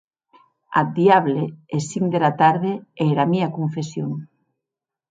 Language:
Occitan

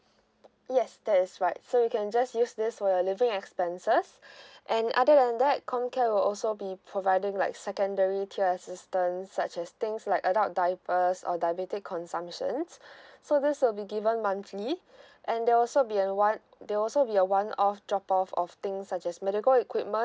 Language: English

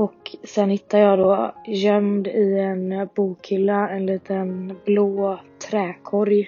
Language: Swedish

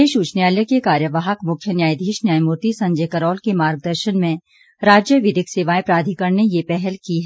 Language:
Hindi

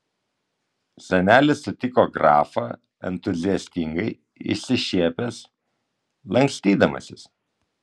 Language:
Lithuanian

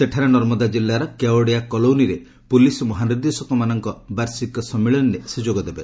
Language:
Odia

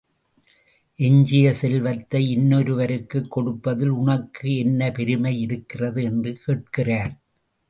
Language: Tamil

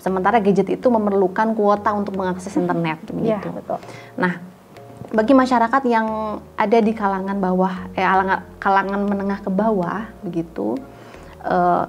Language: Indonesian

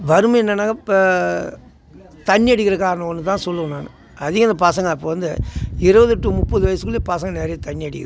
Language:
Tamil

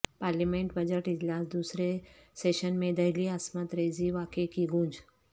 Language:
Urdu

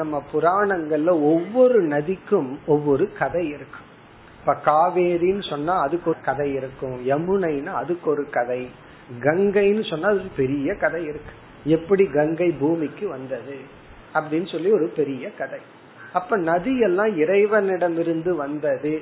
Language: Tamil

